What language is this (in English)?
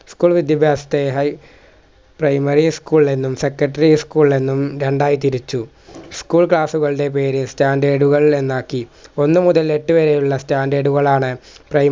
Malayalam